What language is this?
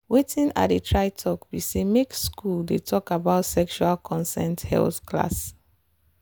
Nigerian Pidgin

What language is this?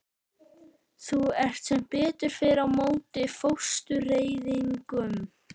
Icelandic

